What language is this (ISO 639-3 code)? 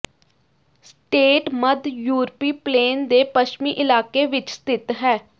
pan